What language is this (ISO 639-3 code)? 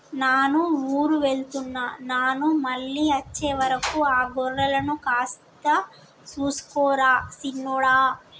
tel